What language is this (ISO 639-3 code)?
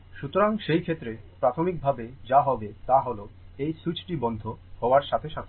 ben